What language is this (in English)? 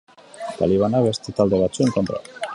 Basque